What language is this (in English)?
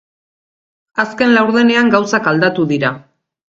Basque